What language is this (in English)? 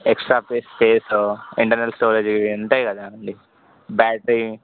Telugu